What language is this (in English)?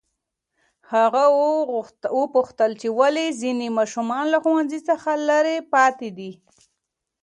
Pashto